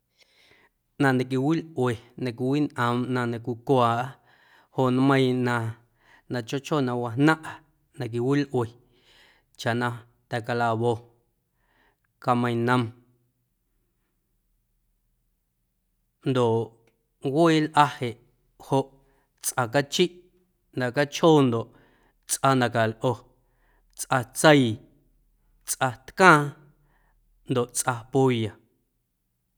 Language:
Guerrero Amuzgo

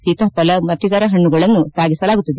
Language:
Kannada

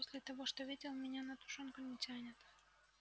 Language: Russian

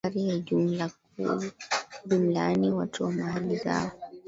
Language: Swahili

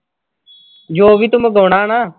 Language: Punjabi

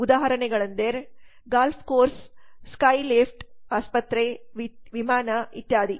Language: Kannada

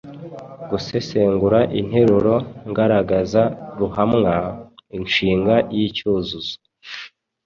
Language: Kinyarwanda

